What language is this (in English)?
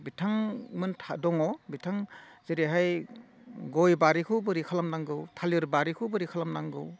Bodo